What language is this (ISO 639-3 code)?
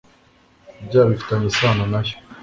kin